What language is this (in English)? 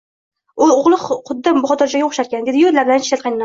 Uzbek